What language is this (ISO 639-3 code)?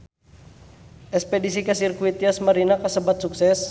sun